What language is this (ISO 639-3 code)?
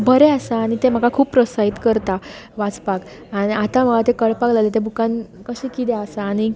kok